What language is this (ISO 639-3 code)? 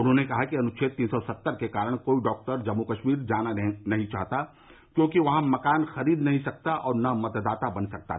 hin